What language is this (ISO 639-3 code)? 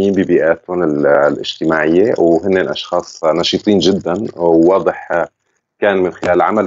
ara